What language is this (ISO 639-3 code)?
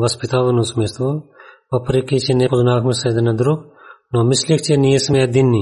bul